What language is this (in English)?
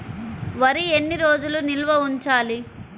Telugu